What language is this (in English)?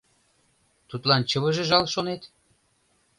Mari